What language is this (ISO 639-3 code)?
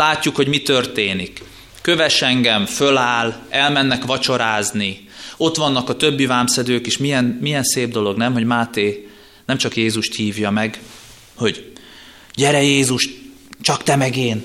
hun